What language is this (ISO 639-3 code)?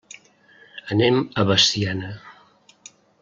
cat